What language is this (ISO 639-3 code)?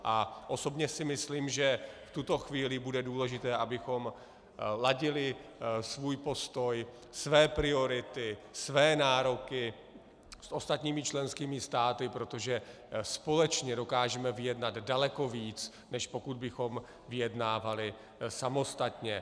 ces